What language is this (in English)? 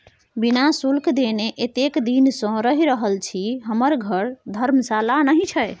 Maithili